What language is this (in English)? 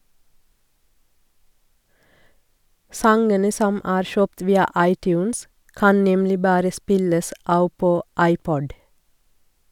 Norwegian